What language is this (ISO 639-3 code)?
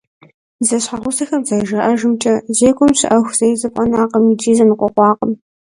kbd